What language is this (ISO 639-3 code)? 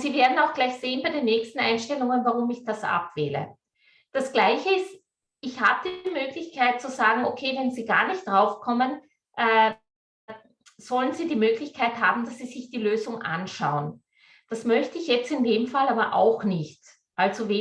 deu